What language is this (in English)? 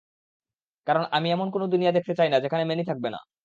Bangla